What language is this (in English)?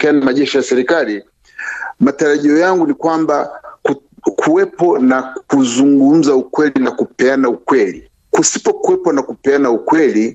Swahili